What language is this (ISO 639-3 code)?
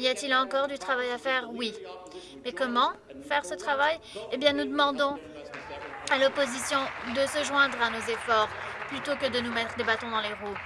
fra